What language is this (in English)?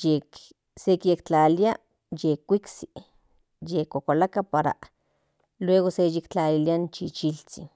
Central Nahuatl